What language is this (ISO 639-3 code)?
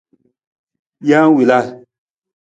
nmz